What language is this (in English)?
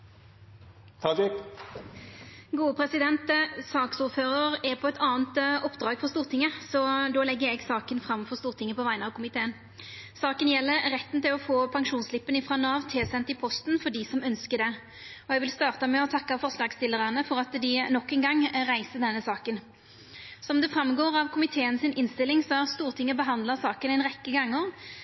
Norwegian Nynorsk